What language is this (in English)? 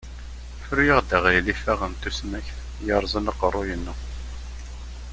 Kabyle